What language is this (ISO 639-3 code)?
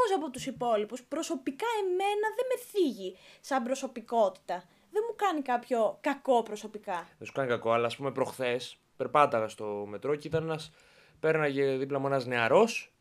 ell